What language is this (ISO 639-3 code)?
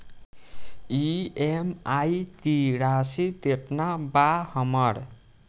bho